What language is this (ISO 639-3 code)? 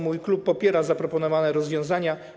pol